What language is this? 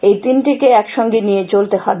Bangla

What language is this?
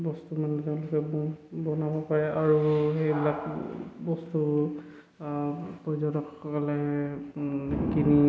Assamese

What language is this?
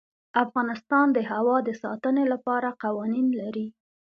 Pashto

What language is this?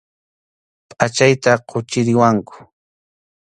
Arequipa-La Unión Quechua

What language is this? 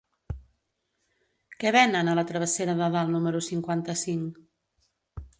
Catalan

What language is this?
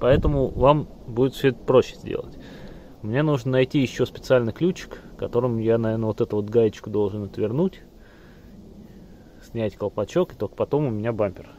Russian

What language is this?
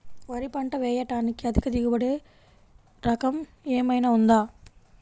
Telugu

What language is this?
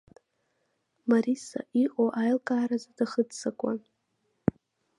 Abkhazian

